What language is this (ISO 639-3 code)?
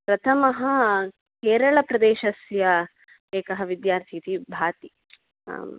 san